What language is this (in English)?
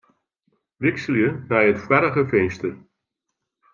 Western Frisian